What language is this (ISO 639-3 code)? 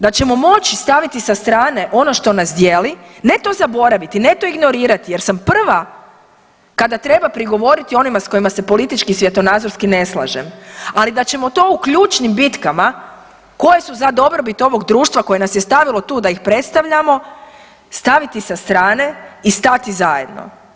hrv